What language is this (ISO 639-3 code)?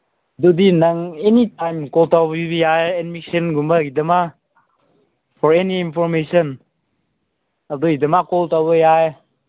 mni